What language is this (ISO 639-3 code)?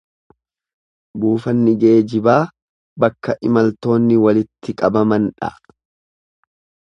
orm